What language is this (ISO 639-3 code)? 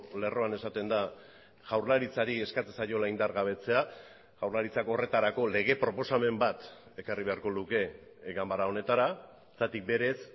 eus